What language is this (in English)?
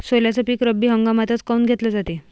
Marathi